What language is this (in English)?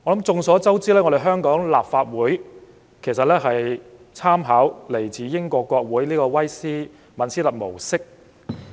Cantonese